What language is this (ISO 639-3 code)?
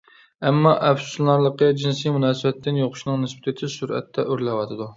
uig